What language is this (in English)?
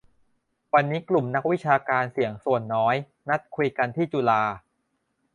Thai